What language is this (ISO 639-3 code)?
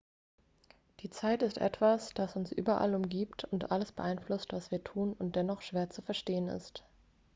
deu